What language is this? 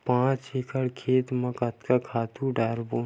Chhattisgarhi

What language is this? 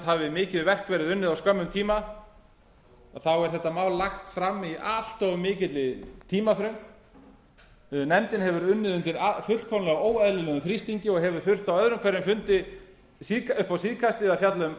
Icelandic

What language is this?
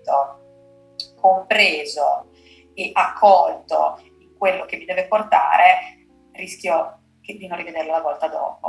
Italian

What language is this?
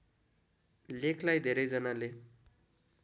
Nepali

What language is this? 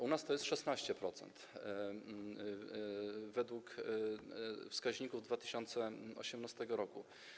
Polish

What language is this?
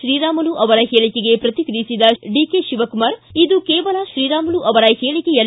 Kannada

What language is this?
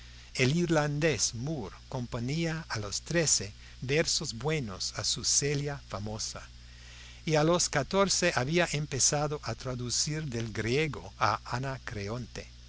Spanish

